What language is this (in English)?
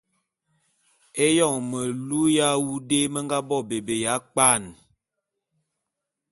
Bulu